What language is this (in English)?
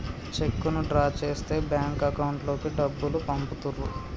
Telugu